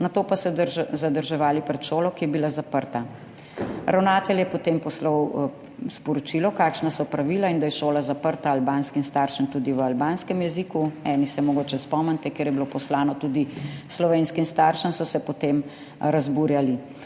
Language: Slovenian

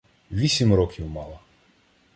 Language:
Ukrainian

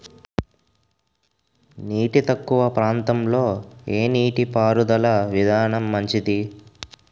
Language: Telugu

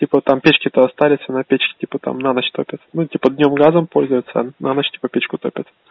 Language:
Russian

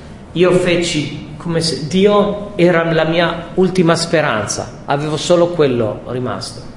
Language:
Italian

